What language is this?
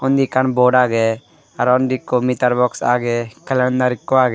Chakma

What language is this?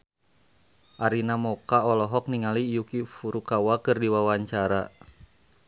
Sundanese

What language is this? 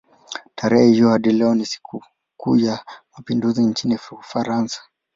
Swahili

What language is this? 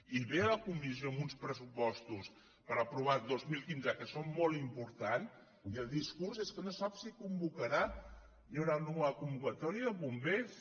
Catalan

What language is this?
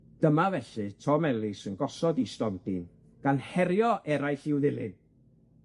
Welsh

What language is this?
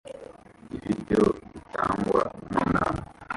Kinyarwanda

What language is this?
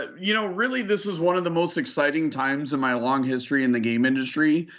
English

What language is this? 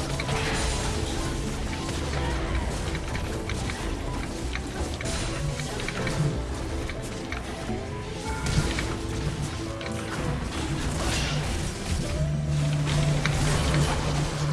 Vietnamese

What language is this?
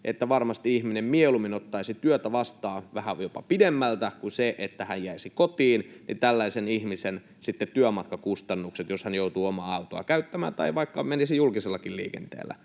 Finnish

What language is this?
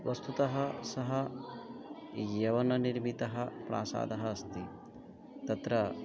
Sanskrit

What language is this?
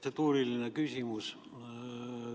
Estonian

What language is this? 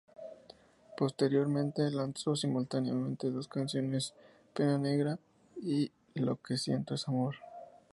Spanish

